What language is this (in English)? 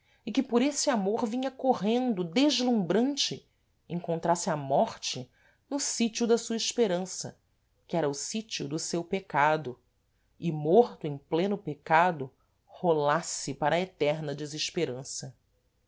Portuguese